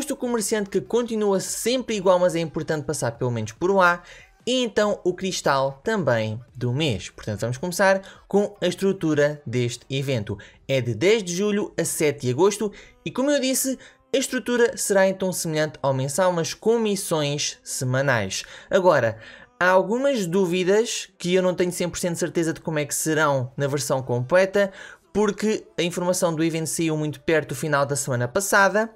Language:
Portuguese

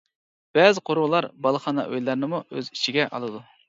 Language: Uyghur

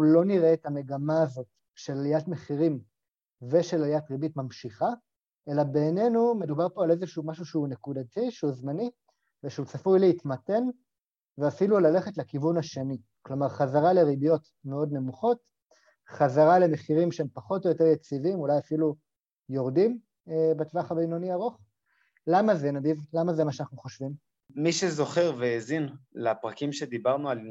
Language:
Hebrew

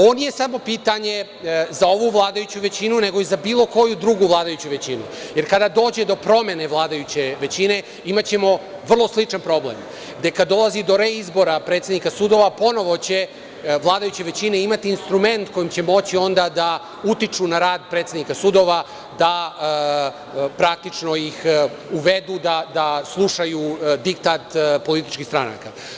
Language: Serbian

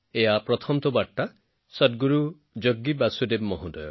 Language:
Assamese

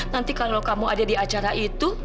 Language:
Indonesian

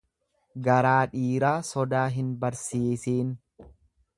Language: Oromo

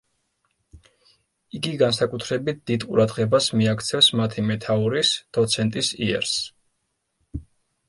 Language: Georgian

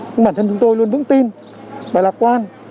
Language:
Vietnamese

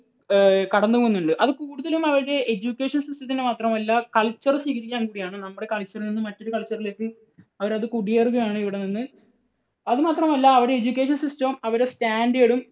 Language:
Malayalam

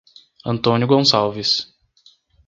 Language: Portuguese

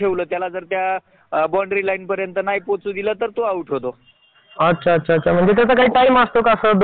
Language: Marathi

